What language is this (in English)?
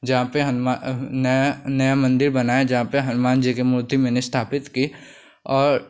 Hindi